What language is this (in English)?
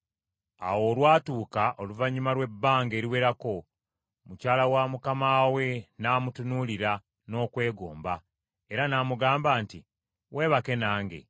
Ganda